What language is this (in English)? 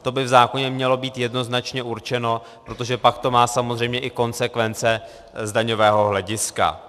Czech